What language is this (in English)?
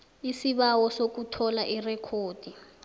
South Ndebele